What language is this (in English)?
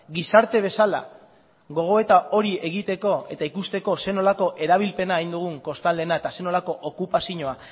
Basque